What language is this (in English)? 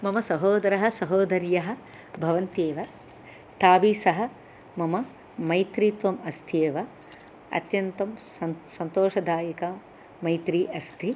Sanskrit